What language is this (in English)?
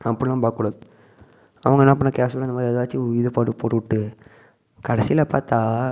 Tamil